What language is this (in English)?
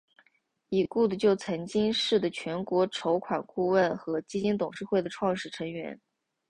Chinese